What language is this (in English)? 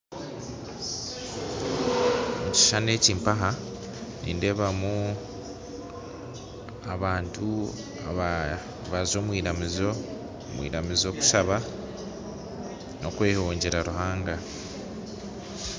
Nyankole